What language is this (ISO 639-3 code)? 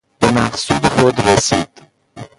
fas